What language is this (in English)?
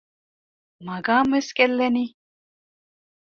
Divehi